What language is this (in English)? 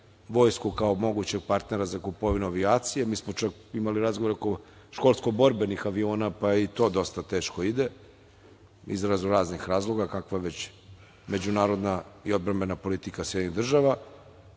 Serbian